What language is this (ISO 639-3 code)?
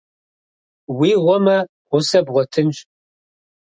kbd